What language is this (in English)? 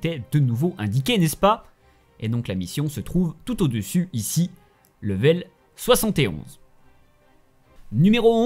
French